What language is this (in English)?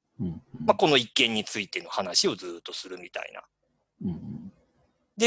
Japanese